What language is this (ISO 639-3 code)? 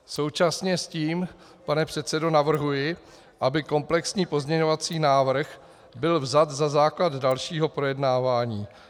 ces